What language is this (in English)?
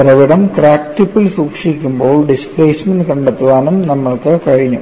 Malayalam